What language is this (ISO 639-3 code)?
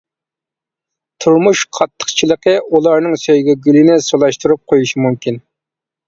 uig